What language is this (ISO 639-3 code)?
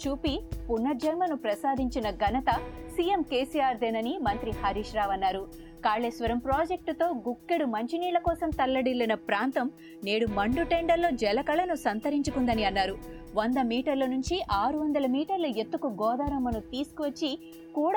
tel